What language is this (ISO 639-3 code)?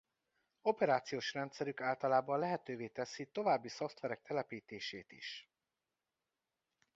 hun